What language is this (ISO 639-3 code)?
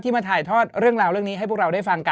tha